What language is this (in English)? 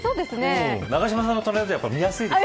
Japanese